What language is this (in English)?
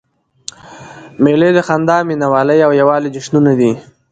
Pashto